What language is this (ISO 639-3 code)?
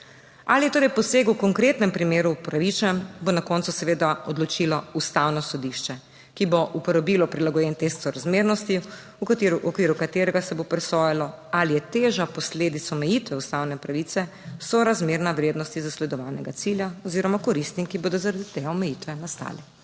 slv